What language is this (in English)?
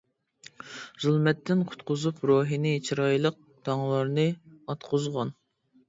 Uyghur